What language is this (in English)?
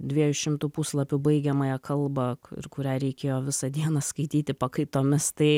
Lithuanian